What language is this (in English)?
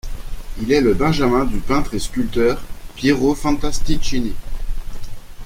French